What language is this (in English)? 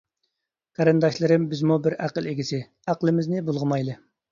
Uyghur